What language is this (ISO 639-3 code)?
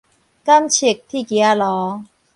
nan